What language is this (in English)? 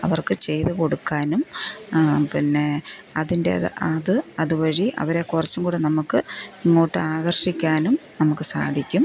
Malayalam